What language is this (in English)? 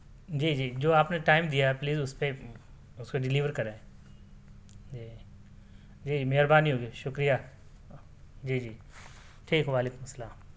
Urdu